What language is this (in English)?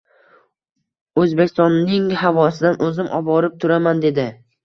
Uzbek